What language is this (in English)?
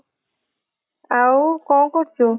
Odia